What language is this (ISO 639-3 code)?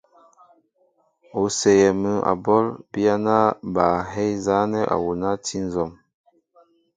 mbo